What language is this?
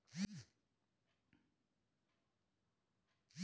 Bhojpuri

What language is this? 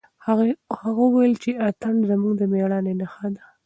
Pashto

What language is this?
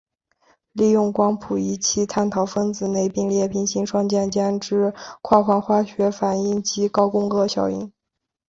Chinese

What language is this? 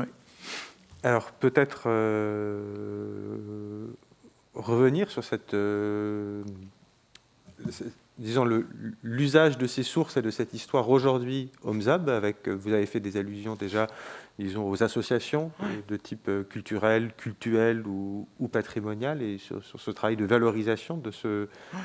French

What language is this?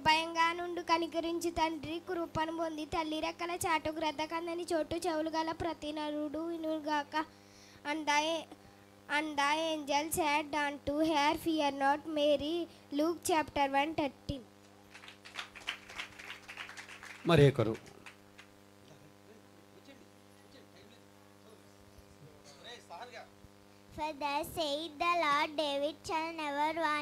Hindi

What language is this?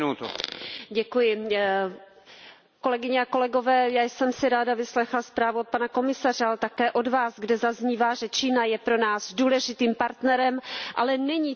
Czech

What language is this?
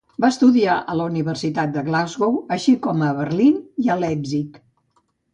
Catalan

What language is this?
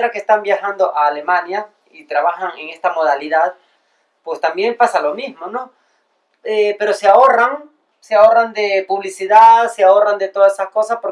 Spanish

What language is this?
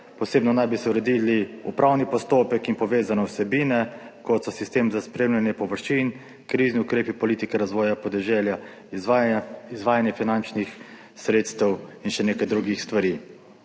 Slovenian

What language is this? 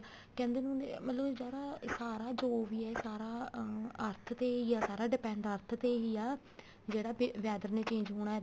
Punjabi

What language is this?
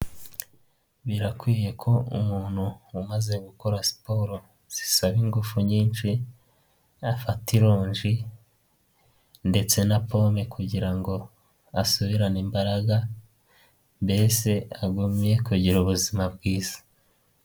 Kinyarwanda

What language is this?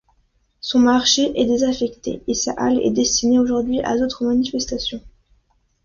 French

